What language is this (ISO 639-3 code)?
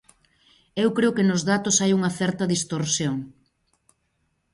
glg